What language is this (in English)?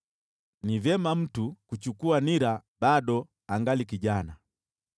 Swahili